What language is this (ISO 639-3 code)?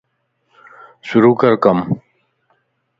lss